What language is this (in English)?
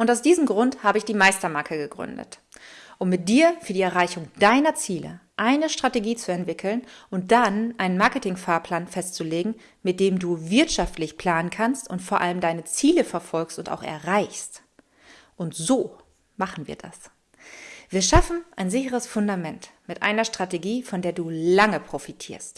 German